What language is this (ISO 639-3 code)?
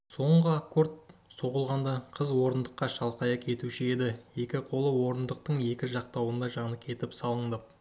kaz